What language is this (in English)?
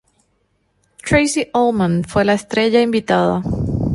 Spanish